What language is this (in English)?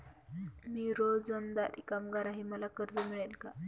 Marathi